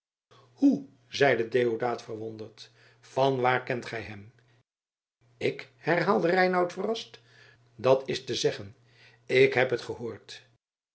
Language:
Dutch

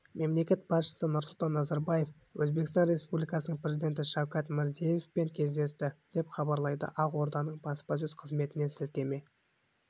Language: Kazakh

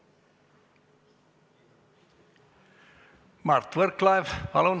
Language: Estonian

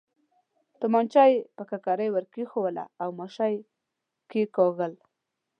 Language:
Pashto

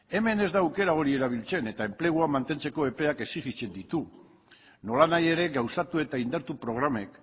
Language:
Basque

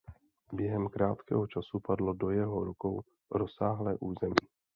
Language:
Czech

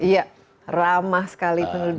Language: Indonesian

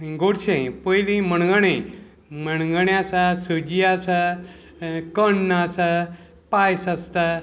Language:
Konkani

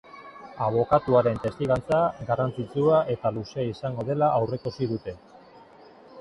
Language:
Basque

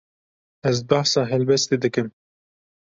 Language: Kurdish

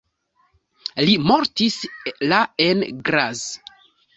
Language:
Esperanto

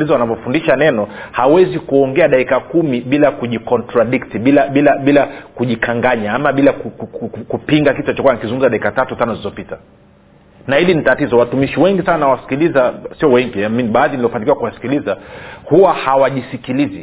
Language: Swahili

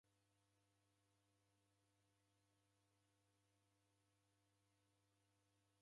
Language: Taita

